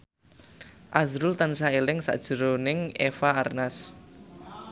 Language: Javanese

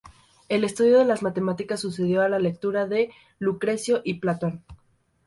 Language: Spanish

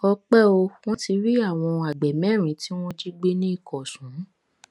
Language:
Yoruba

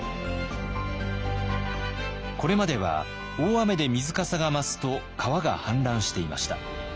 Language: Japanese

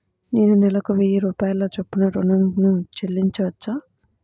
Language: Telugu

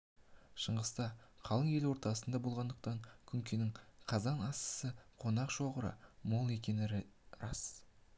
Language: Kazakh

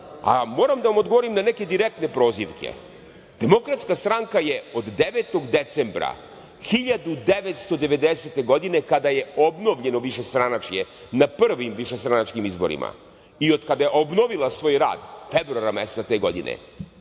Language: Serbian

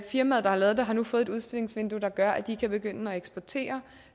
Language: Danish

